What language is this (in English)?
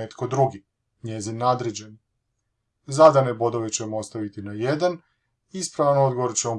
Croatian